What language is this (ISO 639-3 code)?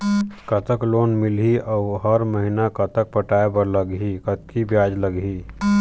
hne